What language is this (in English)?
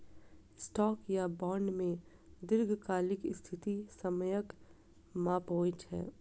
Maithili